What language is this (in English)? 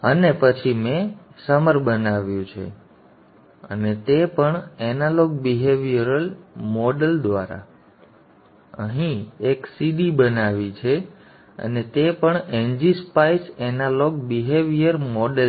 Gujarati